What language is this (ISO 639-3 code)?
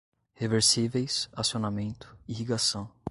por